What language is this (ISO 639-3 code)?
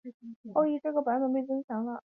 zho